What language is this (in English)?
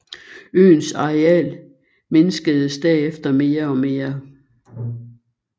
Danish